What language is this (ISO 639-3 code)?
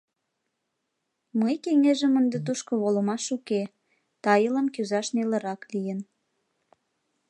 chm